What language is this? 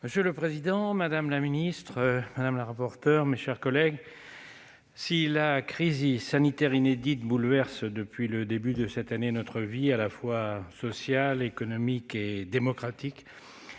French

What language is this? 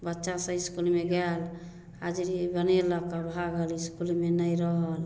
Maithili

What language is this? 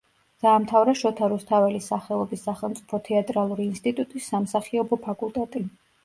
Georgian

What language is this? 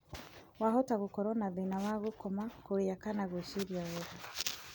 Kikuyu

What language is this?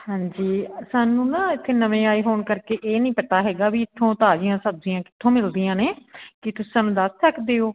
Punjabi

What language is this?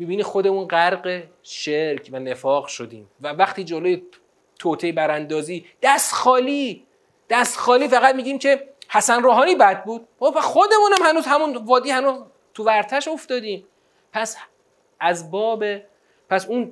Persian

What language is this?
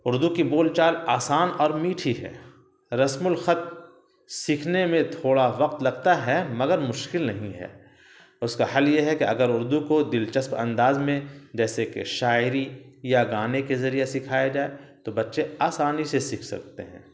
Urdu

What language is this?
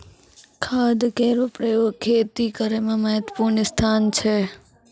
Maithili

